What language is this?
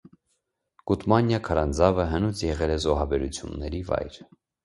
Armenian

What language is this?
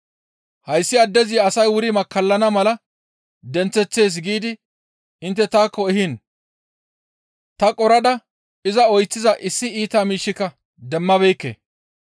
Gamo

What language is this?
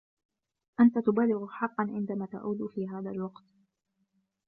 Arabic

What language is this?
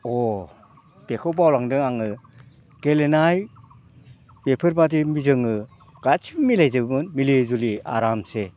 Bodo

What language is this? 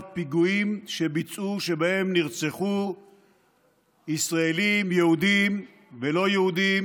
Hebrew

